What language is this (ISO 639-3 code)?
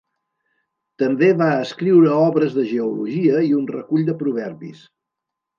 cat